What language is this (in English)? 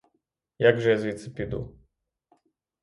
Ukrainian